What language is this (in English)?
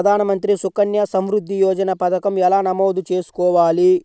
Telugu